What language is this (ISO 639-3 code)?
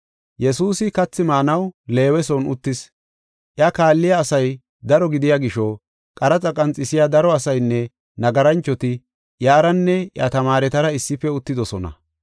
gof